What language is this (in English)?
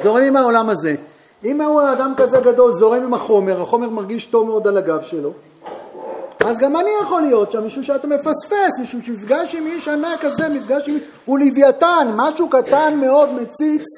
Hebrew